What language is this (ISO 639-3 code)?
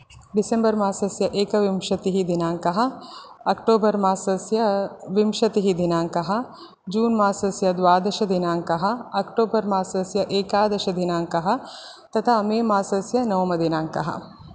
san